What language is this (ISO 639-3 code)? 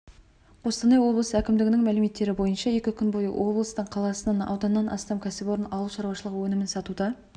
kaz